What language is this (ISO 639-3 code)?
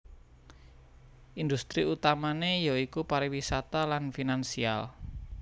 jav